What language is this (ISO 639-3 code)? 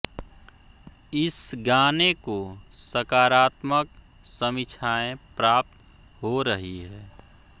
hin